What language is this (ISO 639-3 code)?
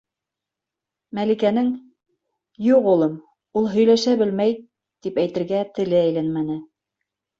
bak